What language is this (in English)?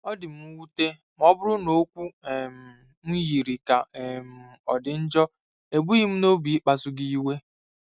Igbo